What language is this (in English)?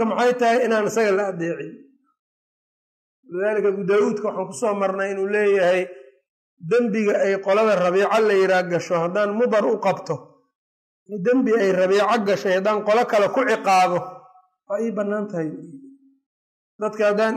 Arabic